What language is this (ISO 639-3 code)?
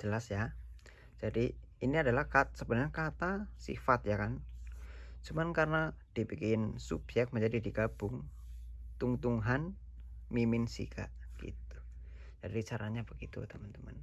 ind